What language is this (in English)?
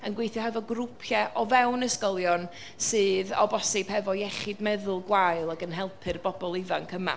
Welsh